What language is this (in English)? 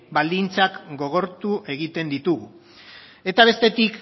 Basque